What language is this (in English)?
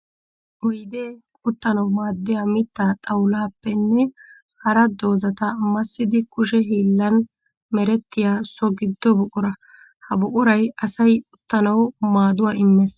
Wolaytta